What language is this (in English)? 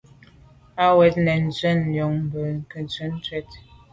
Medumba